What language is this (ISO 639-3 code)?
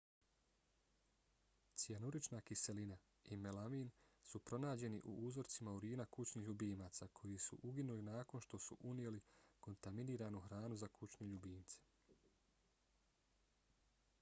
bos